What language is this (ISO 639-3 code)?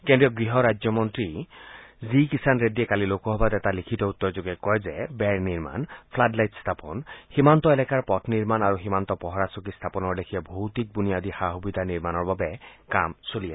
asm